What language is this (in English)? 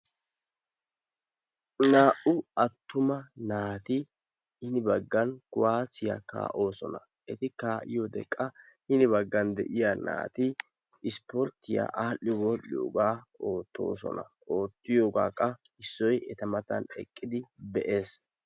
Wolaytta